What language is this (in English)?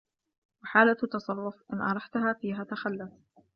Arabic